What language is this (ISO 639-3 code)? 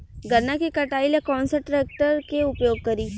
bho